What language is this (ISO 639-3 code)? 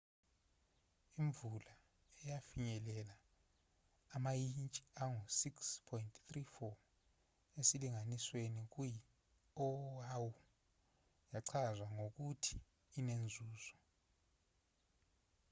zul